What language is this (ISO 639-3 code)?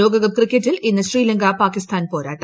mal